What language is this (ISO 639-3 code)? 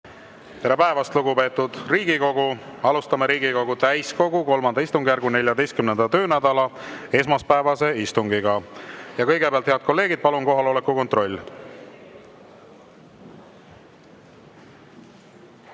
est